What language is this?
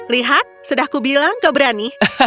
Indonesian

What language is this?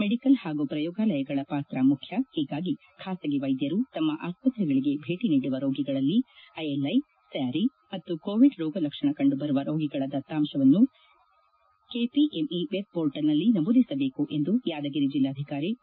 Kannada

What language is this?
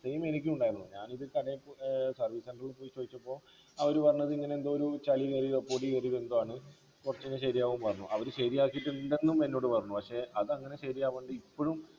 Malayalam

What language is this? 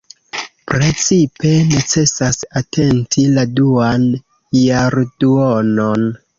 Esperanto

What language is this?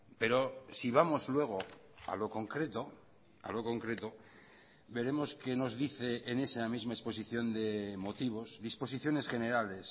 Spanish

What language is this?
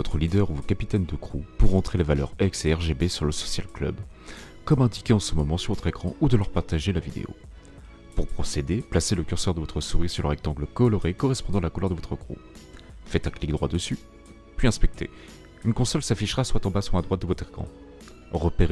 French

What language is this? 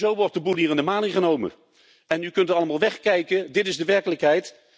Dutch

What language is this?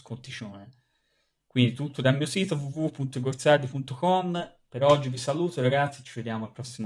Italian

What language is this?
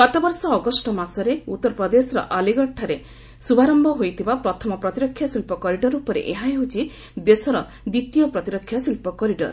Odia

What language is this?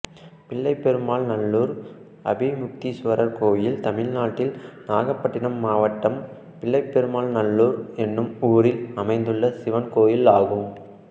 Tamil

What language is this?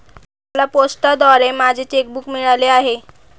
Marathi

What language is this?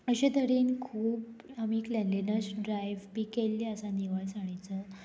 Konkani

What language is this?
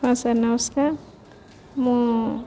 Odia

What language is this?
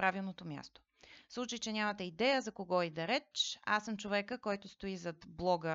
Bulgarian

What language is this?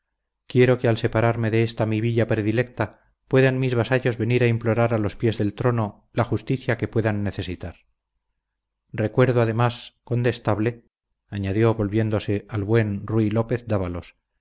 Spanish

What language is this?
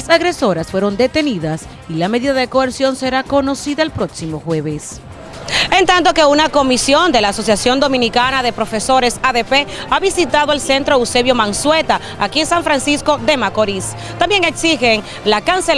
Spanish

